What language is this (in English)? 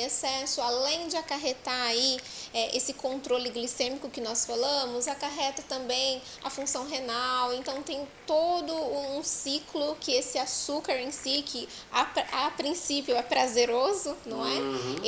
Portuguese